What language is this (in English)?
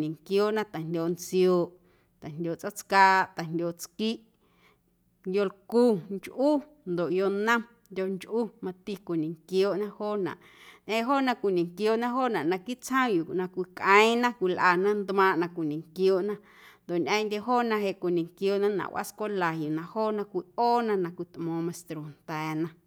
Guerrero Amuzgo